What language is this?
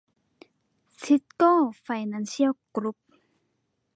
Thai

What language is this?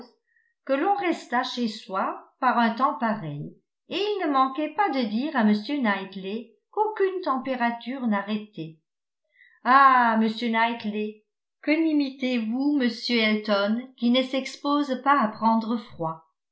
French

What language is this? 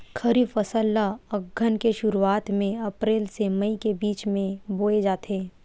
Chhattisgarhi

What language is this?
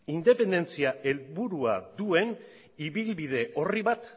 Basque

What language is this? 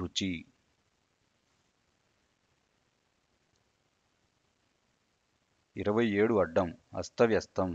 Telugu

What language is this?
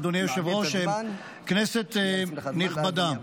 Hebrew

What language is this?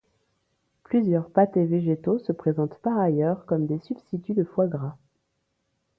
French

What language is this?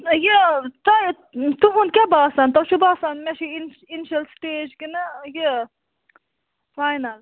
Kashmiri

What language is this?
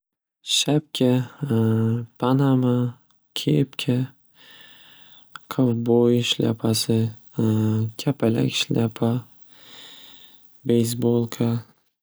Uzbek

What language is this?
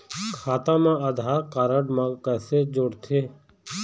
Chhattisgarhi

